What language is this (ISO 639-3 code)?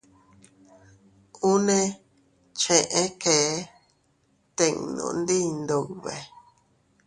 cut